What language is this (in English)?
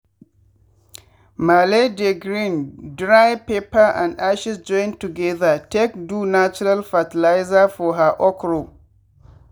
Nigerian Pidgin